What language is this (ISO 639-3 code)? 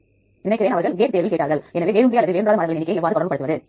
tam